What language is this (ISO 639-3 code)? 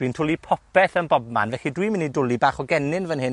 cym